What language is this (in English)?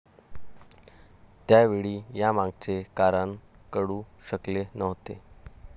Marathi